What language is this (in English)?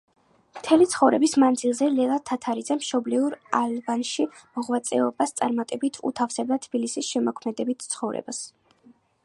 Georgian